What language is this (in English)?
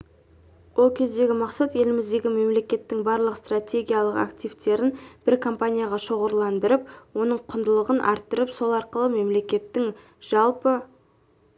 Kazakh